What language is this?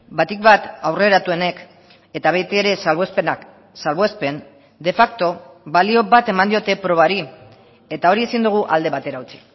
Basque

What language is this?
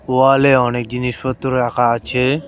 Bangla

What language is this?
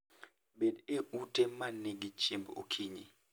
Luo (Kenya and Tanzania)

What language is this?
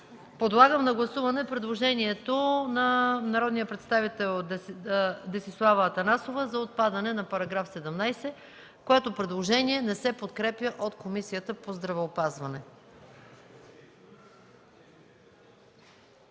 Bulgarian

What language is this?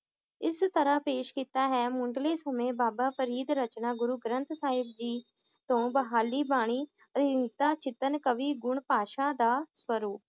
Punjabi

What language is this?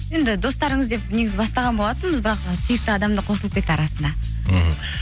Kazakh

